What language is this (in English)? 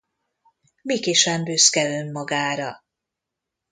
Hungarian